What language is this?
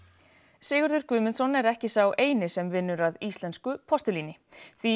Icelandic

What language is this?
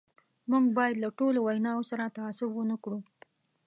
Pashto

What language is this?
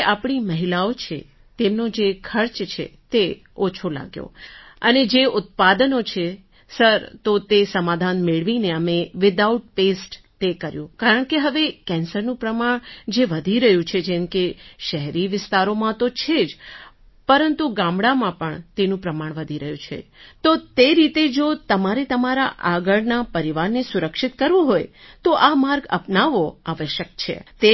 Gujarati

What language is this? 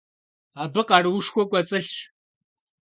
Kabardian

